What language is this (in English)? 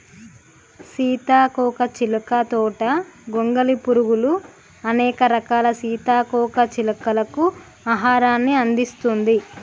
Telugu